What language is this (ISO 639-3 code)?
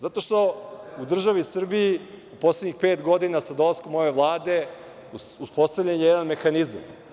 srp